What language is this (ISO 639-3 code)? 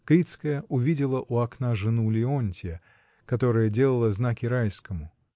rus